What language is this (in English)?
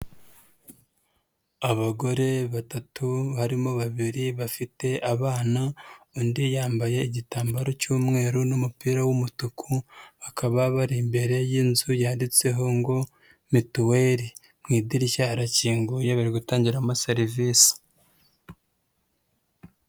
Kinyarwanda